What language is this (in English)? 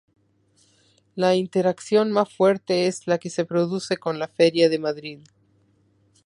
Spanish